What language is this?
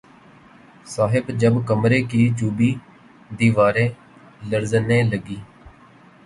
Urdu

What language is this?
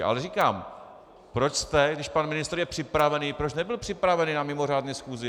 Czech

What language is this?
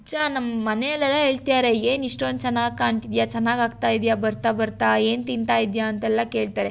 Kannada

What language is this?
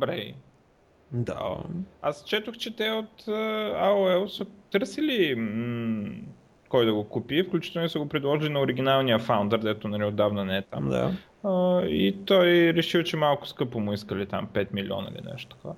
Bulgarian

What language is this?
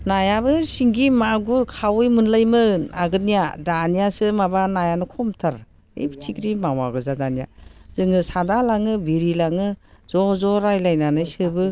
Bodo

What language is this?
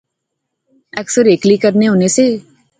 Pahari-Potwari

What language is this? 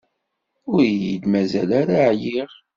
Kabyle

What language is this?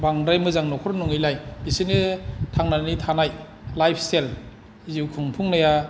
Bodo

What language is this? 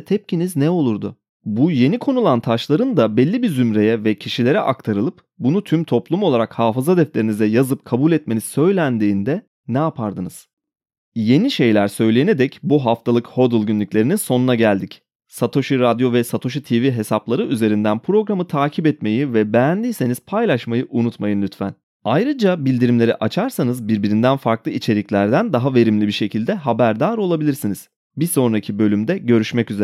Turkish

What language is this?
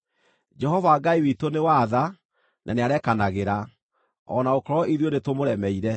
Kikuyu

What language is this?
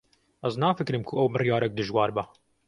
Kurdish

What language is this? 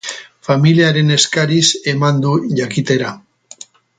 Basque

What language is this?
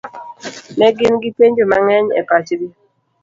Luo (Kenya and Tanzania)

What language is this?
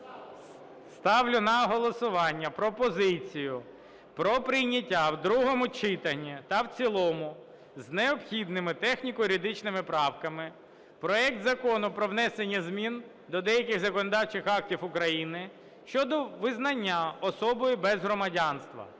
Ukrainian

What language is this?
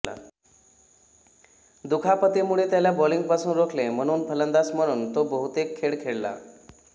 Marathi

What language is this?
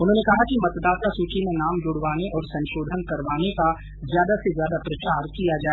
Hindi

